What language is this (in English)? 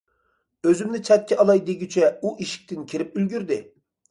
Uyghur